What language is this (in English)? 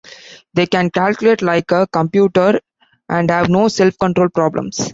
English